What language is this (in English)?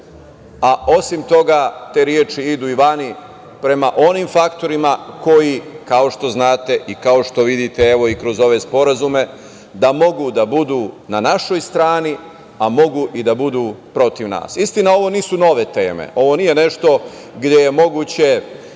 Serbian